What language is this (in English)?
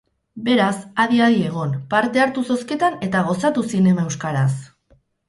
Basque